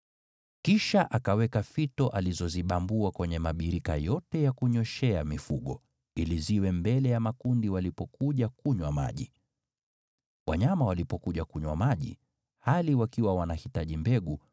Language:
Swahili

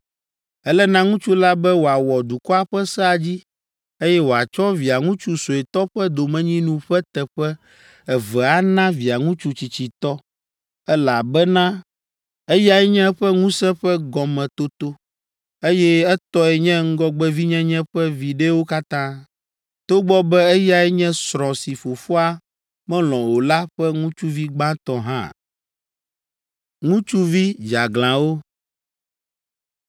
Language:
Ewe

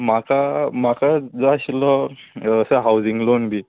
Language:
Konkani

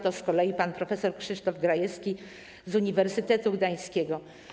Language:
Polish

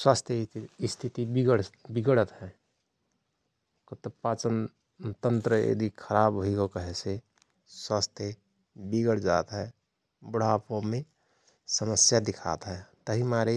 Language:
Rana Tharu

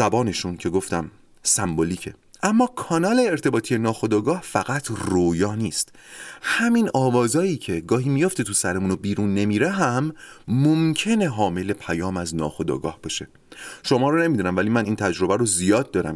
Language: Persian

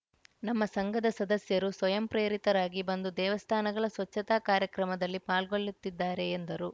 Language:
Kannada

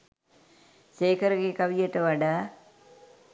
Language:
Sinhala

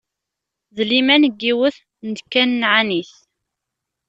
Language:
Kabyle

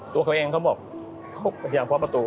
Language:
Thai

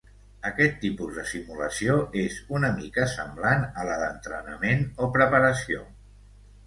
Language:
Catalan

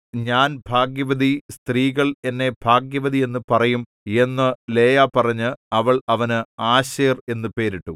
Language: Malayalam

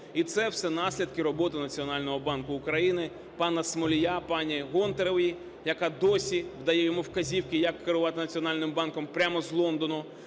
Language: Ukrainian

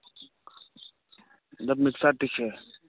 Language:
Kashmiri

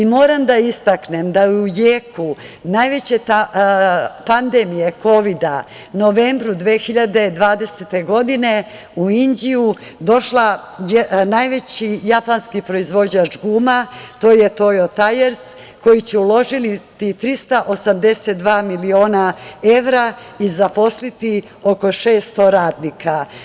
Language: Serbian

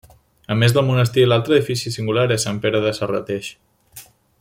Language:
Catalan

